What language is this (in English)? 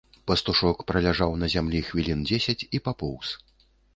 Belarusian